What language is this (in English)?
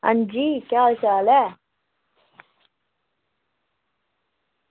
Dogri